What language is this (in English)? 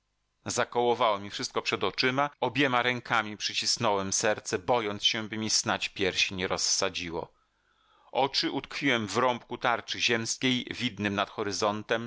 Polish